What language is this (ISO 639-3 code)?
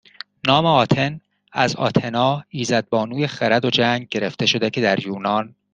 fas